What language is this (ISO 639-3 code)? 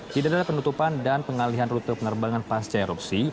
ind